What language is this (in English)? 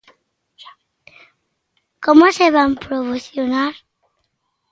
Galician